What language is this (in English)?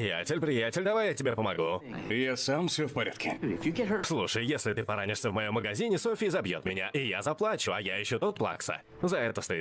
Russian